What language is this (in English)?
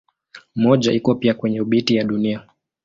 Swahili